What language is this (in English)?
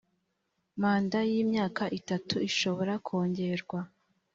Kinyarwanda